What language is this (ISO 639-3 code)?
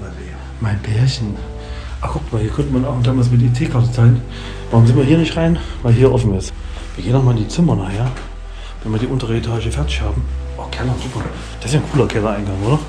deu